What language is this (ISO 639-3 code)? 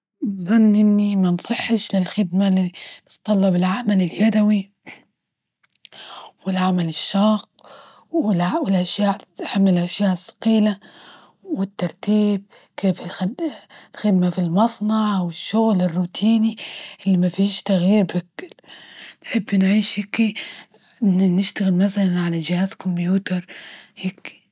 ayl